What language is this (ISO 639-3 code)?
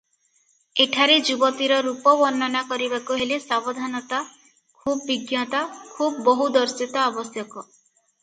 ori